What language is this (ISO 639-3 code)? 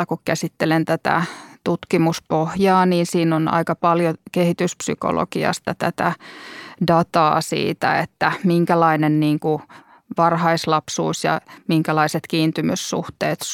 fin